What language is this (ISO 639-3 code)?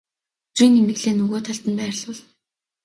mon